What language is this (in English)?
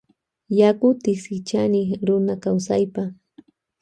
Loja Highland Quichua